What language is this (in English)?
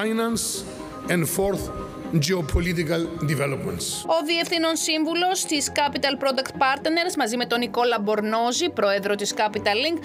Greek